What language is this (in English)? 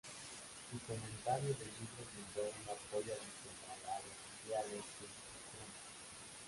Spanish